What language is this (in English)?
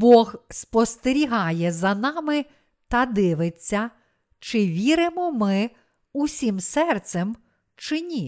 Ukrainian